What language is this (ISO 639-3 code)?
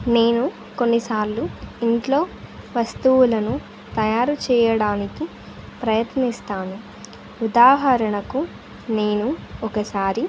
tel